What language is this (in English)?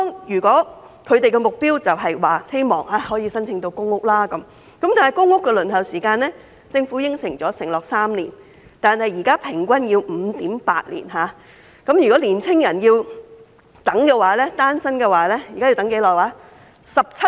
Cantonese